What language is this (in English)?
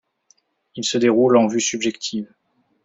French